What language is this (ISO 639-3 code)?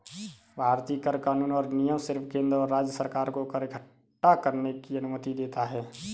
hin